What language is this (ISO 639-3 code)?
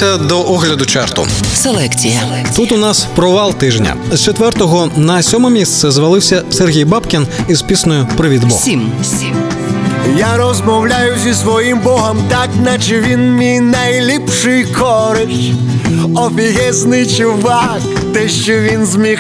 ukr